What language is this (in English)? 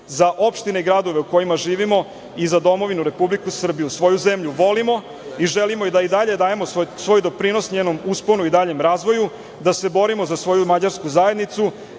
Serbian